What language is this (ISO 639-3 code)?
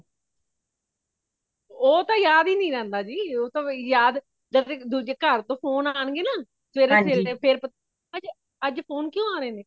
pan